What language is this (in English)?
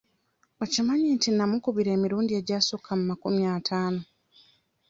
Ganda